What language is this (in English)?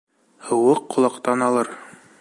Bashkir